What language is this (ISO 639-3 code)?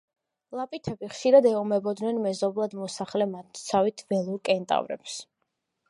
kat